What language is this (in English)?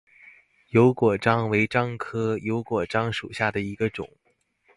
Chinese